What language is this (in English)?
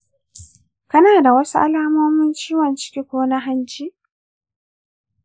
Hausa